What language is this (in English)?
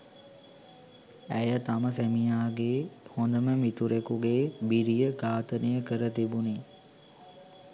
Sinhala